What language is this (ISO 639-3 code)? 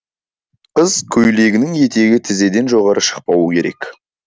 kaz